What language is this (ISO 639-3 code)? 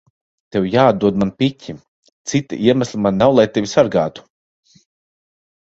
lav